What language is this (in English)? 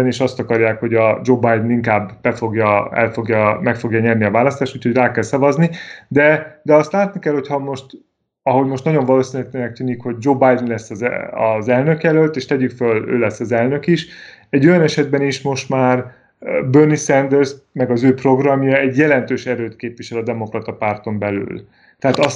Hungarian